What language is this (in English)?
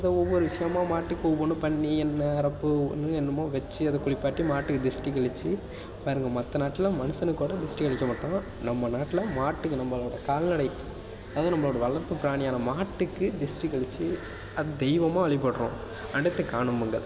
Tamil